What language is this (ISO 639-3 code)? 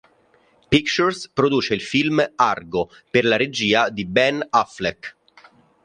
ita